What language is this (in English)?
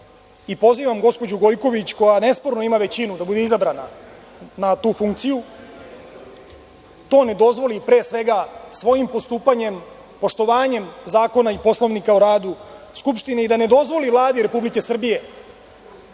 Serbian